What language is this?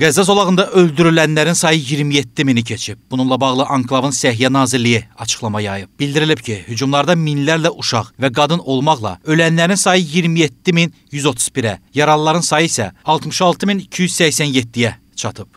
Turkish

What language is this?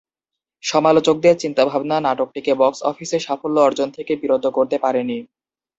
Bangla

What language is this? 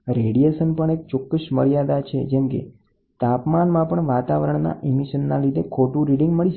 Gujarati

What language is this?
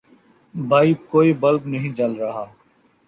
Urdu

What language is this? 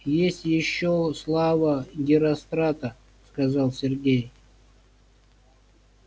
Russian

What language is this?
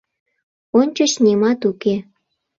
Mari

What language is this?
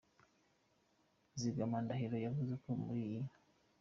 Kinyarwanda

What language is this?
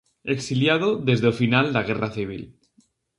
Galician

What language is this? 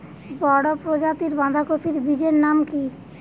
Bangla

